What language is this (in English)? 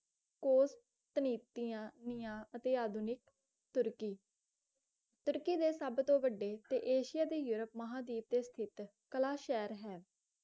Punjabi